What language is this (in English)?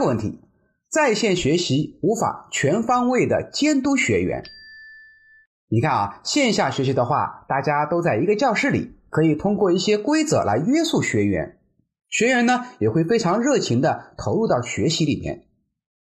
Chinese